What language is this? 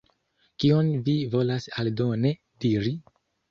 Esperanto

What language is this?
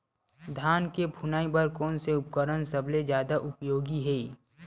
Chhattisgarhi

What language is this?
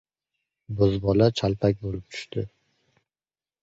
Uzbek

